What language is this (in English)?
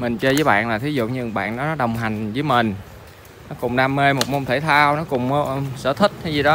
Vietnamese